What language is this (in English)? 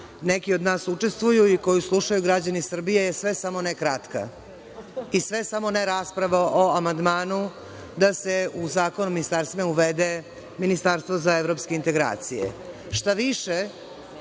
Serbian